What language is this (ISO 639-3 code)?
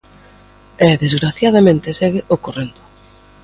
glg